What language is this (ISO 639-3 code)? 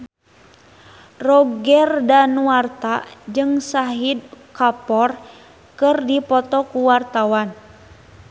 sun